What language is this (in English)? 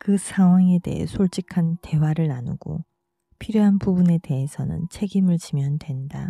Korean